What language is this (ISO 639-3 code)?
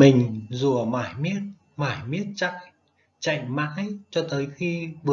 vie